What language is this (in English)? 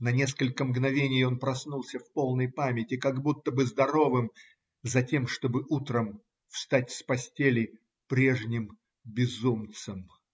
Russian